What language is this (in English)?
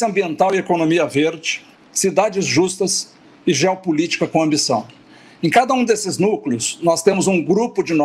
Portuguese